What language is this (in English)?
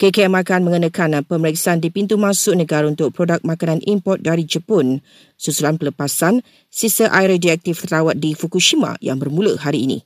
Malay